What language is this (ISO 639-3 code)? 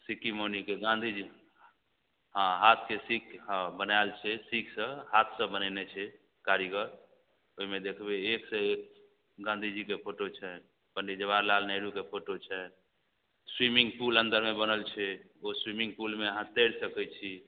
mai